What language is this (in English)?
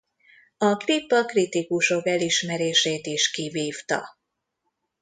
Hungarian